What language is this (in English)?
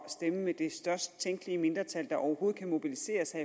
Danish